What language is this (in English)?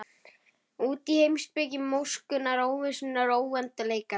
Icelandic